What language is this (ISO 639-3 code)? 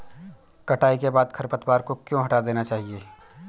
hin